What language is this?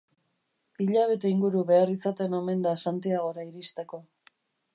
Basque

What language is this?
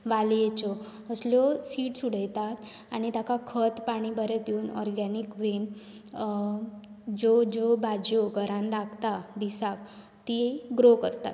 Konkani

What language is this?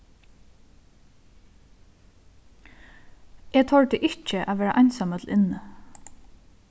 Faroese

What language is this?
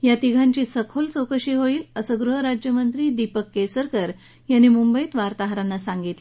Marathi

